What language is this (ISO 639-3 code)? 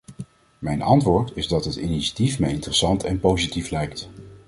nld